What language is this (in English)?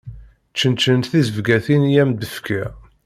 Kabyle